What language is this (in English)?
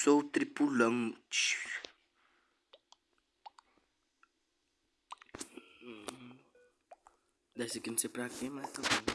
Portuguese